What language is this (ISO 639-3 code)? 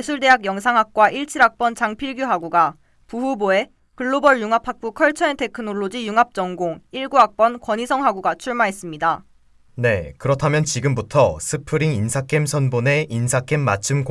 kor